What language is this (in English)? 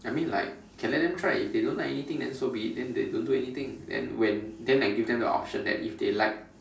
English